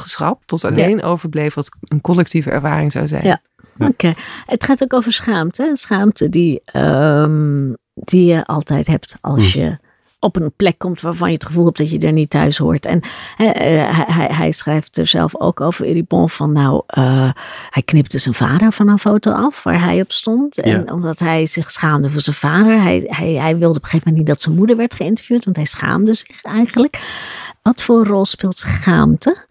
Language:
Dutch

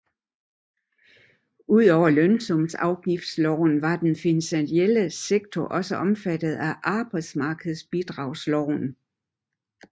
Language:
Danish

